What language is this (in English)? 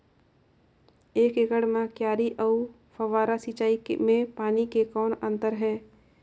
Chhattisgarhi